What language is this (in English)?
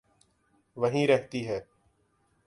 Urdu